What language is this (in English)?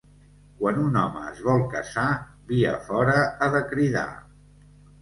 Catalan